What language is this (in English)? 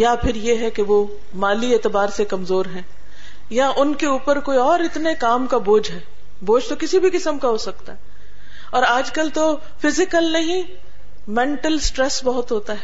Urdu